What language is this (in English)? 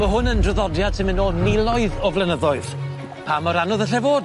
Welsh